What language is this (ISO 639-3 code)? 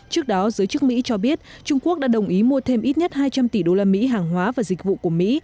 vie